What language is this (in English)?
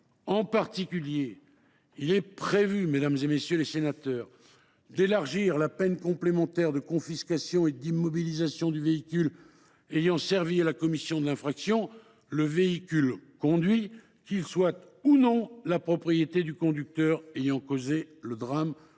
French